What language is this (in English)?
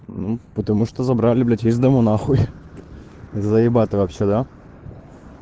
Russian